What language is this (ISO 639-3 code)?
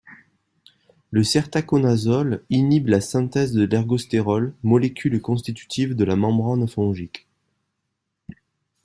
fra